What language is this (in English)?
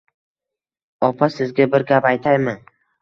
Uzbek